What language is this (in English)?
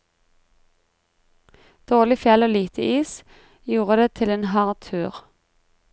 Norwegian